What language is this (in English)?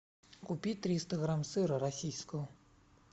Russian